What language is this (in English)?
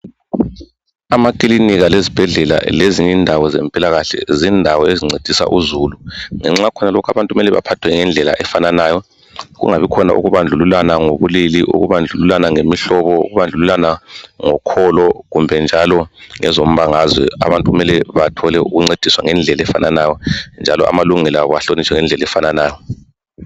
North Ndebele